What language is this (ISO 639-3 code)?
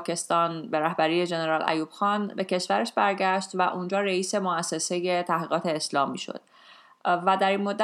fas